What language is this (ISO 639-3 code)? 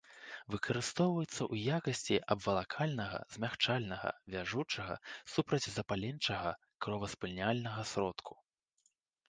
bel